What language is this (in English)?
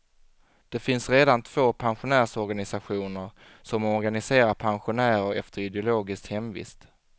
Swedish